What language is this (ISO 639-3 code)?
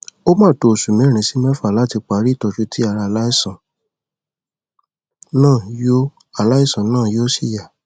yor